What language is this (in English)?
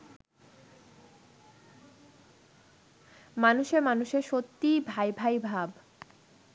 Bangla